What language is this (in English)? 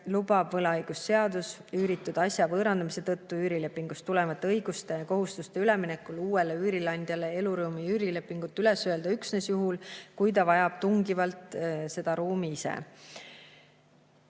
Estonian